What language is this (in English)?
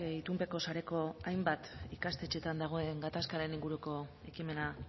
Basque